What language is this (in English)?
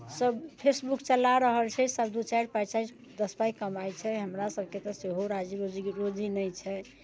Maithili